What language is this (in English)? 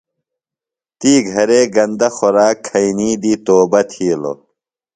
Phalura